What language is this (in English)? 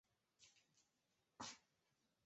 Chinese